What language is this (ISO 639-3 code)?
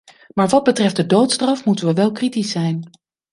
nld